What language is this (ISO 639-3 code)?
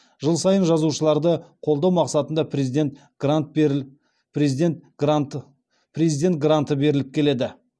kaz